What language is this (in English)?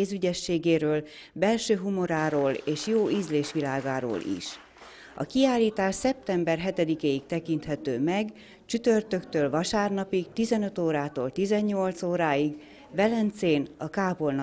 Hungarian